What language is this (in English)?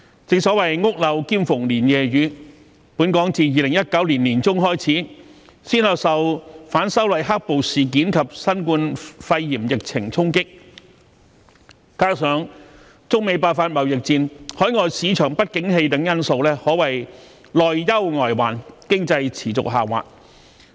Cantonese